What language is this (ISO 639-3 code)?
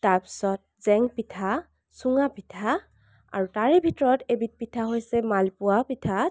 asm